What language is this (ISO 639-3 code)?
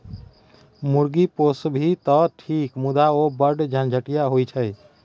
mai